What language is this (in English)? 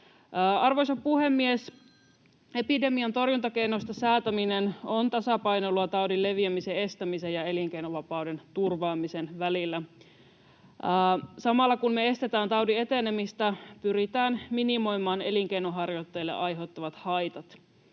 Finnish